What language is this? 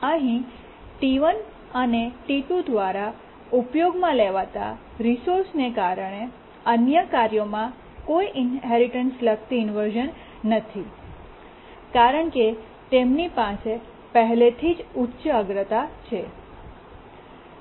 Gujarati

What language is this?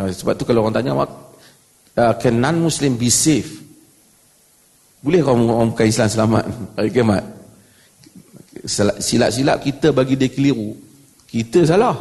Malay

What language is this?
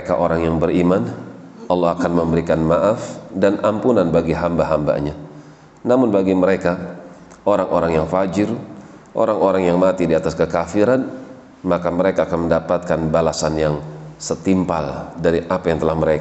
Indonesian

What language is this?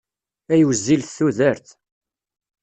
Kabyle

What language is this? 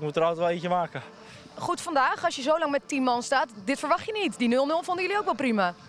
Dutch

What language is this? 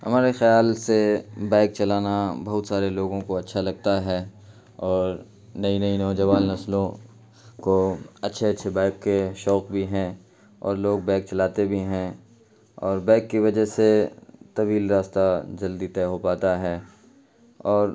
Urdu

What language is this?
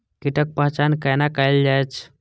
Maithili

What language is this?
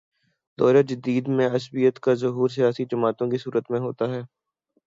Urdu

